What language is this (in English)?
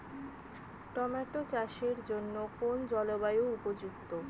Bangla